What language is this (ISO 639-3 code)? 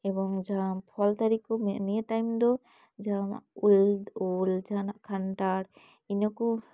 sat